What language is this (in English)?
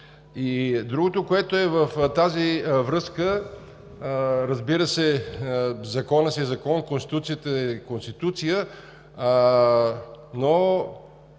Bulgarian